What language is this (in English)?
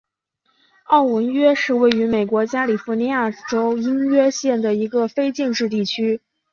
Chinese